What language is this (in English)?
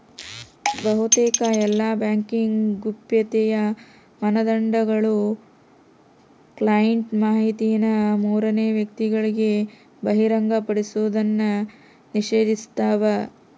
Kannada